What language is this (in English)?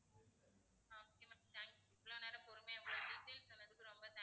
Tamil